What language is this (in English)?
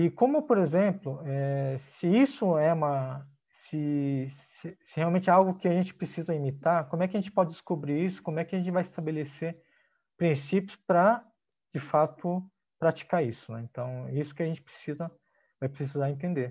Portuguese